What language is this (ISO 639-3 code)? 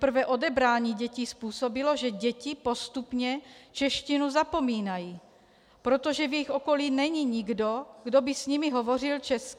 ces